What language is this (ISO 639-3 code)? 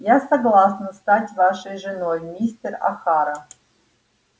rus